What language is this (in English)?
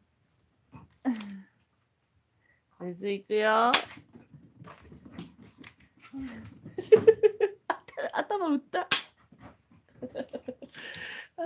Japanese